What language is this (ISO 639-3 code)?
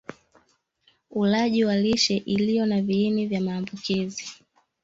swa